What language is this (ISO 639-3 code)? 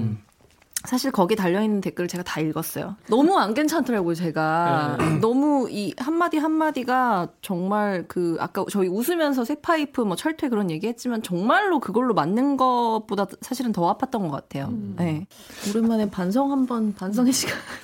kor